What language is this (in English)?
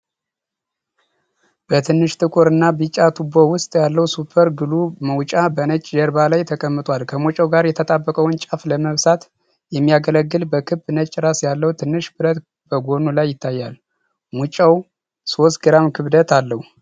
Amharic